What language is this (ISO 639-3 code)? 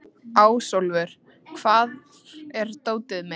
isl